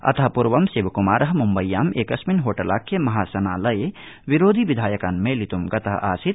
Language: Sanskrit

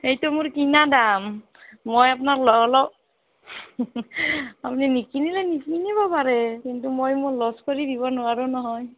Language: Assamese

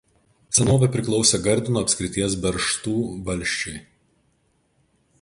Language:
Lithuanian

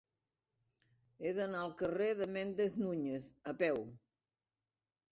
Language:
Catalan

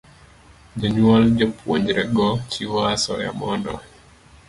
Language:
Luo (Kenya and Tanzania)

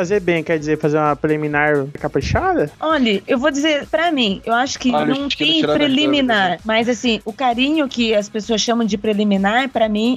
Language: Portuguese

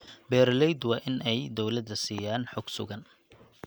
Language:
Somali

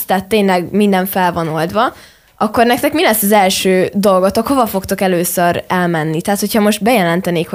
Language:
Hungarian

